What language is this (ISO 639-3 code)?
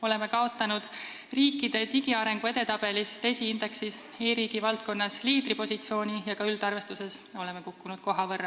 est